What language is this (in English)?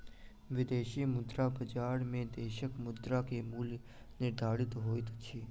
Maithili